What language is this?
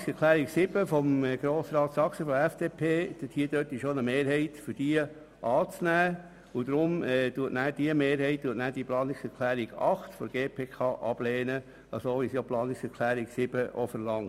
Swiss German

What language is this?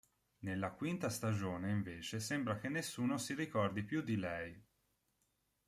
Italian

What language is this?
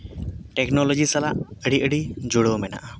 Santali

